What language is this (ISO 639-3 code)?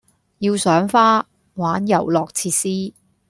yue